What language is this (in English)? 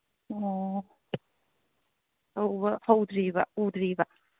Manipuri